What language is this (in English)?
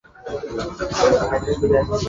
Bangla